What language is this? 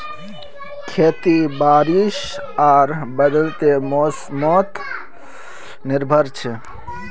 Magahi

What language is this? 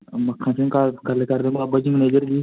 Punjabi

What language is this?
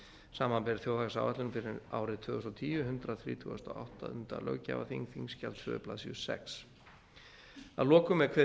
Icelandic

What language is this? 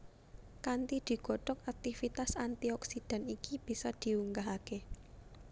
Javanese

